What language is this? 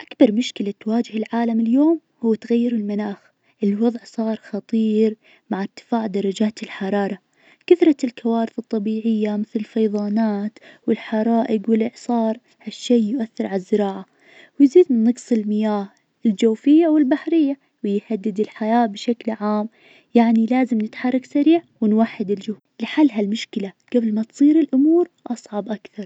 Najdi Arabic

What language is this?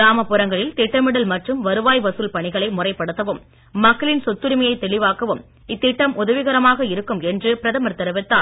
Tamil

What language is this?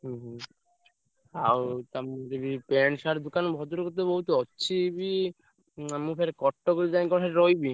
Odia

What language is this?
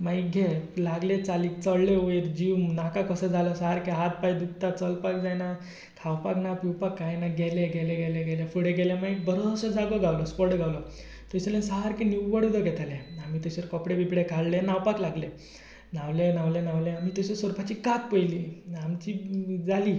Konkani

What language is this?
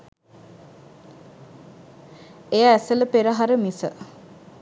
Sinhala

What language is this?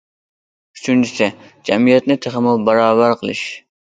Uyghur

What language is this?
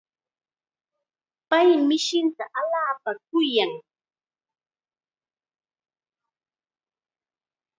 Chiquián Ancash Quechua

